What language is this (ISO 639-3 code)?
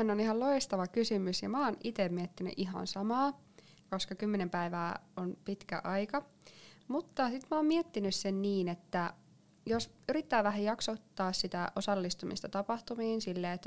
fin